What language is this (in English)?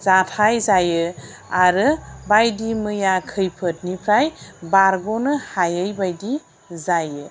Bodo